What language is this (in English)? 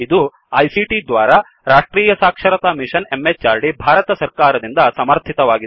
Kannada